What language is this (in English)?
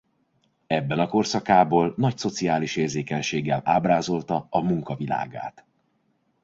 Hungarian